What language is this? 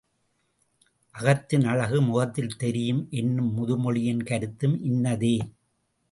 Tamil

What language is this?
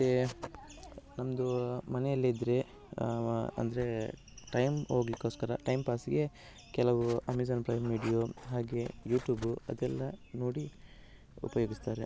Kannada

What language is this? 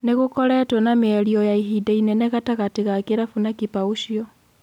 Kikuyu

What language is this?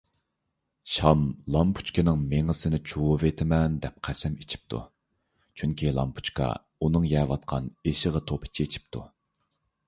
Uyghur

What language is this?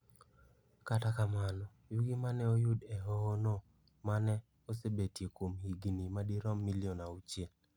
Luo (Kenya and Tanzania)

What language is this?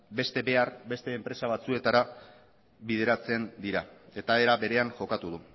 Basque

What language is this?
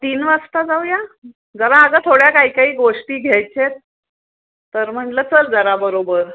Marathi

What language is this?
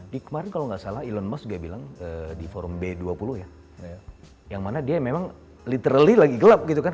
Indonesian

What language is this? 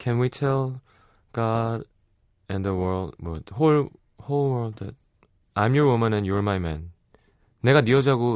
Korean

